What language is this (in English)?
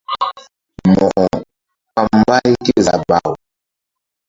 Mbum